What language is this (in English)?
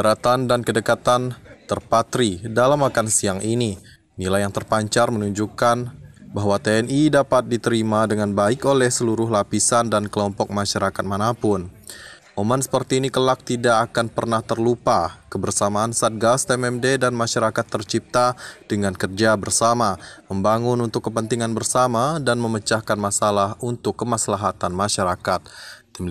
Indonesian